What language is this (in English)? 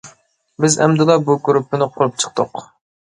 Uyghur